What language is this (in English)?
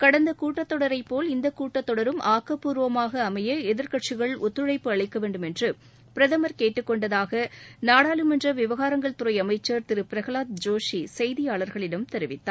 Tamil